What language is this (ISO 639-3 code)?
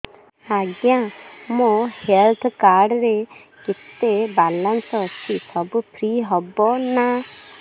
ori